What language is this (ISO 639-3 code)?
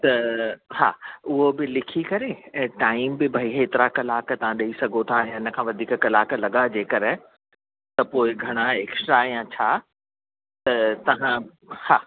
snd